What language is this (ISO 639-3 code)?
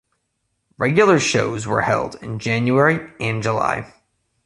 eng